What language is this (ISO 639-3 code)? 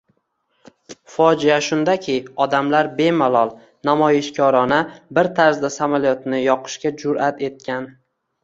uzb